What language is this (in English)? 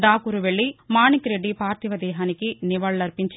Telugu